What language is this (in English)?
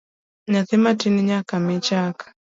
Luo (Kenya and Tanzania)